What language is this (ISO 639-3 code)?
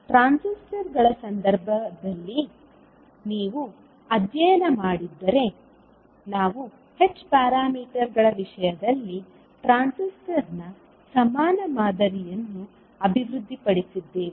kan